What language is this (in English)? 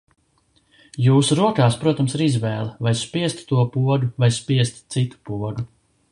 Latvian